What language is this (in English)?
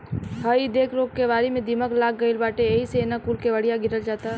Bhojpuri